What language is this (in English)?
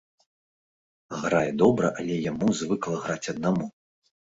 Belarusian